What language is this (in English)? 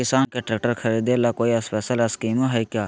Magahi